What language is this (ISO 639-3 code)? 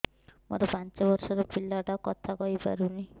ori